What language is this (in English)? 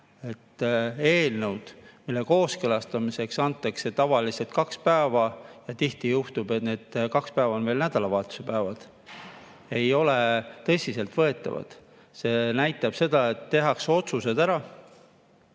Estonian